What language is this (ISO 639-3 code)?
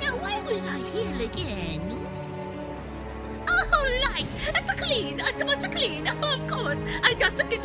eng